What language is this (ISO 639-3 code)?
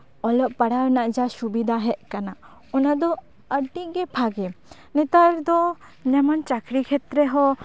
sat